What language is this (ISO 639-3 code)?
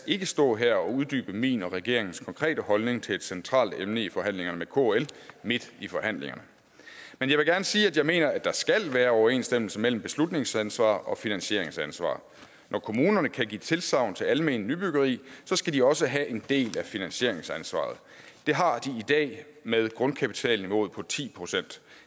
dan